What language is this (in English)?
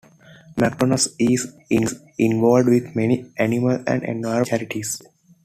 English